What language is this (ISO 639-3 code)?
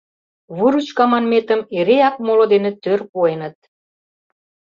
chm